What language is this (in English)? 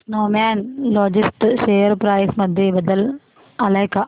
Marathi